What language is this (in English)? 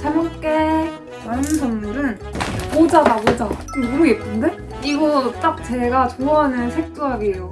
Korean